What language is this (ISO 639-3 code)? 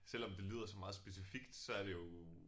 dan